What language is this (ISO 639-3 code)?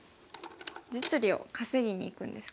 jpn